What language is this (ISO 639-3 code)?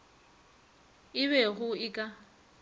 nso